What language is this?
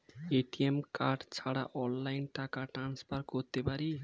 Bangla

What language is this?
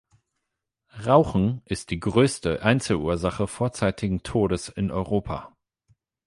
German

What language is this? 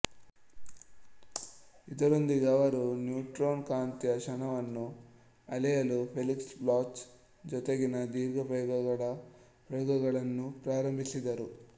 Kannada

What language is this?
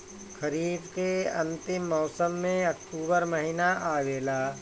Bhojpuri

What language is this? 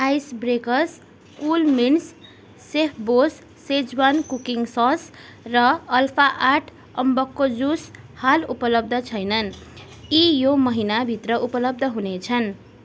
Nepali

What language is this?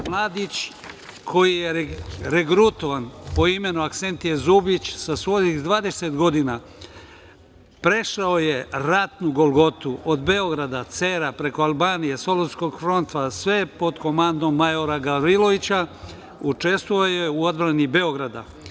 Serbian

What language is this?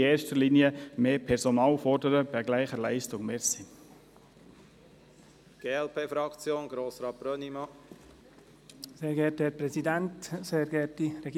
Swiss German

